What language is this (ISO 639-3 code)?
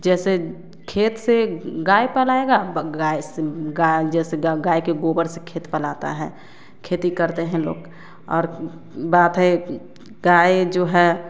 hin